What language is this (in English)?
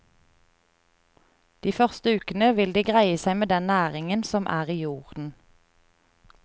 Norwegian